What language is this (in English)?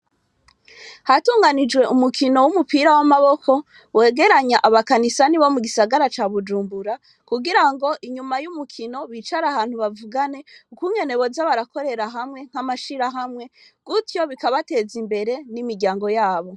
Rundi